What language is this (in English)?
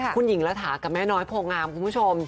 Thai